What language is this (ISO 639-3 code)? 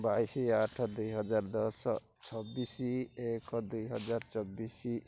ori